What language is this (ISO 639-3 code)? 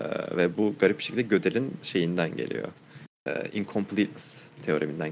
tur